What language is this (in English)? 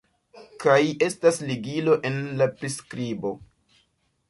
Esperanto